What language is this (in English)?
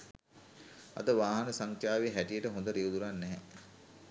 Sinhala